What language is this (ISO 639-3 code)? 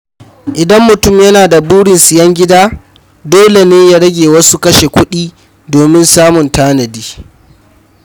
hau